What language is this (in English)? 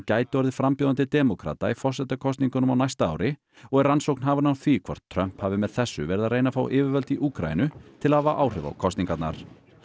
Icelandic